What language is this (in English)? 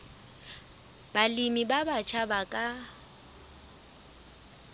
Southern Sotho